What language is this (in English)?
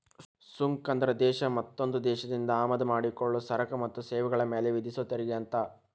Kannada